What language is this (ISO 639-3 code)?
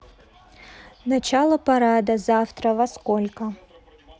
rus